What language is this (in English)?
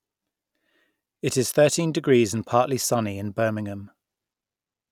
English